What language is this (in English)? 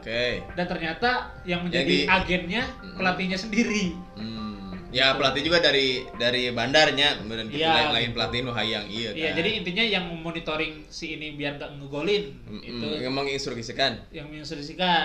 Indonesian